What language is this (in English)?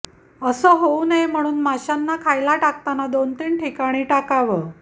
Marathi